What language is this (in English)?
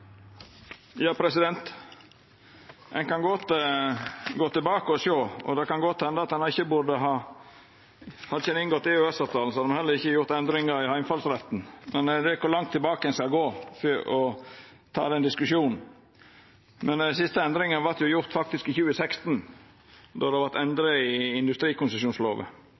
Norwegian